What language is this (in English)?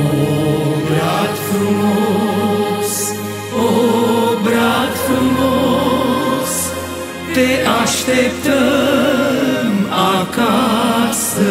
Romanian